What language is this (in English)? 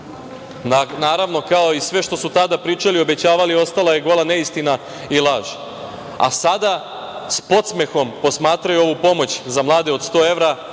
Serbian